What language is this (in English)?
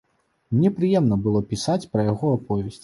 Belarusian